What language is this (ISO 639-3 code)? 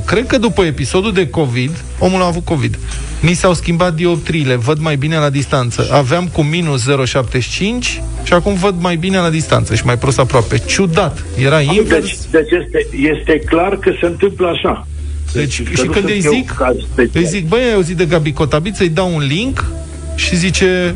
ron